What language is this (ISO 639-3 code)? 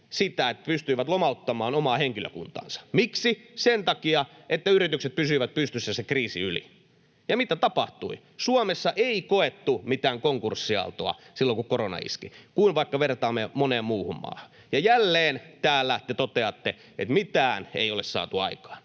fin